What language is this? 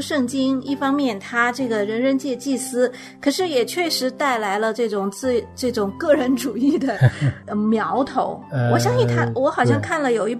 Chinese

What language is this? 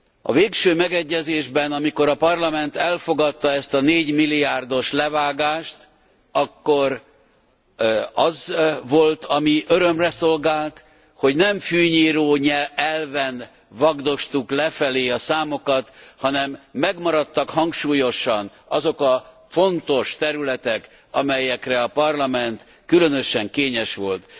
Hungarian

